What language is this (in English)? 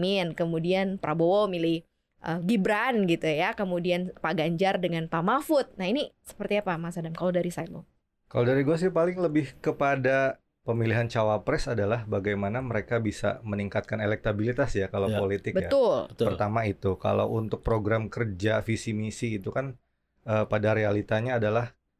Indonesian